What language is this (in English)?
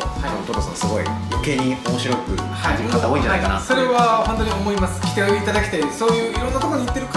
Japanese